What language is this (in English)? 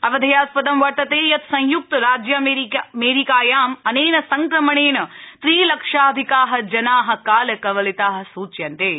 Sanskrit